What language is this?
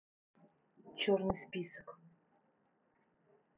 Russian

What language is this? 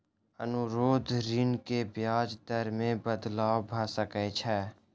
Maithili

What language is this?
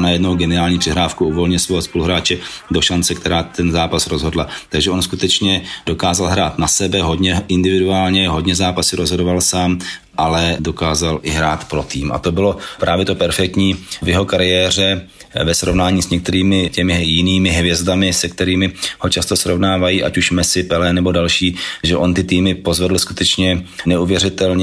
Czech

